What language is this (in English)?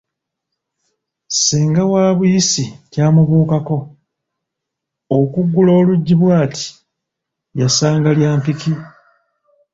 Ganda